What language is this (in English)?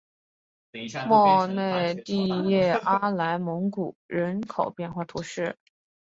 Chinese